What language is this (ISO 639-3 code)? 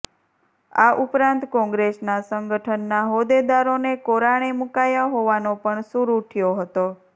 guj